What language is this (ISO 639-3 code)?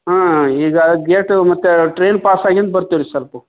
kan